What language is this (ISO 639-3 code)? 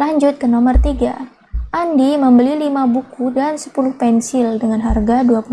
ind